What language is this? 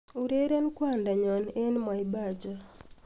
Kalenjin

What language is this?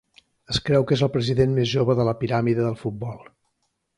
Catalan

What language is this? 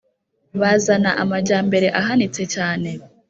Kinyarwanda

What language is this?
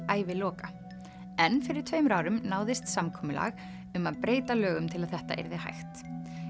Icelandic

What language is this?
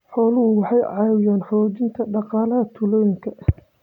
Somali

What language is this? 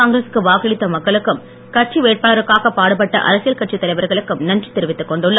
Tamil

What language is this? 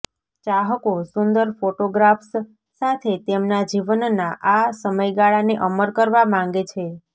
Gujarati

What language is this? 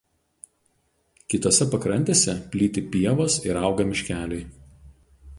Lithuanian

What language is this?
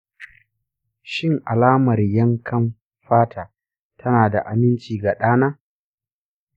Hausa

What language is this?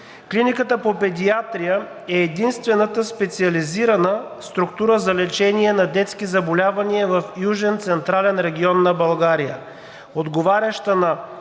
Bulgarian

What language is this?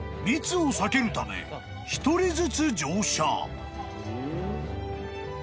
Japanese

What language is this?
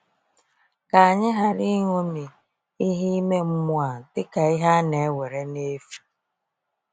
Igbo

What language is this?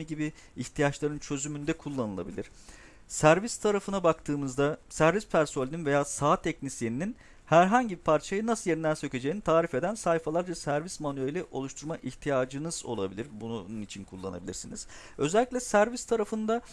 Turkish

